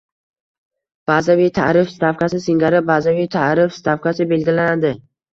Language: Uzbek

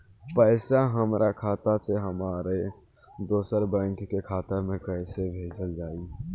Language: Bhojpuri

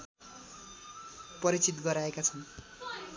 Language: Nepali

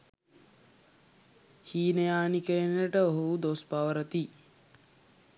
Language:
Sinhala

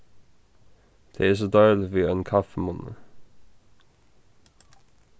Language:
Faroese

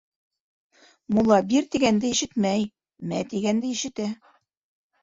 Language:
Bashkir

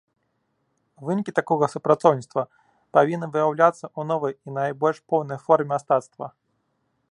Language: Belarusian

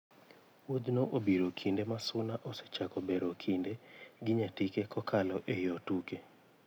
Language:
Luo (Kenya and Tanzania)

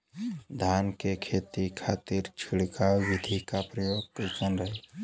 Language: Bhojpuri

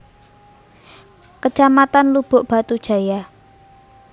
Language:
Javanese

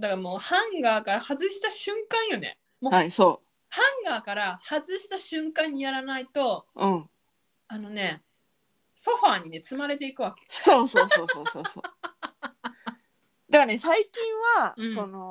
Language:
Japanese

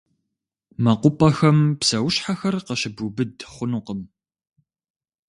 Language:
Kabardian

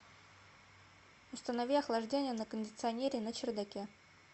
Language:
Russian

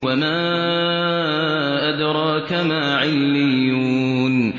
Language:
Arabic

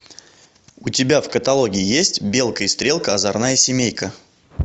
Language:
Russian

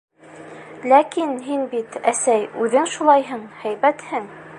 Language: Bashkir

